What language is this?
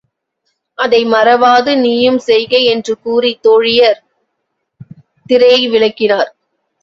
Tamil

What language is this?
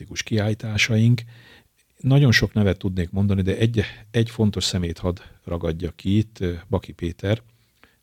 Hungarian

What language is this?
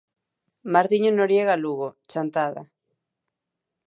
Galician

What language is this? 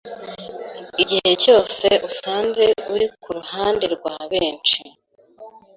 Kinyarwanda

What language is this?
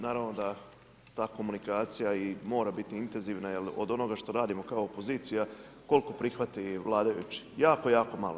Croatian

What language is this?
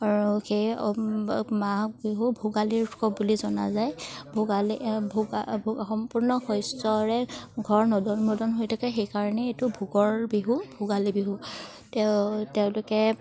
Assamese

